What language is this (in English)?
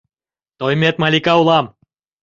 Mari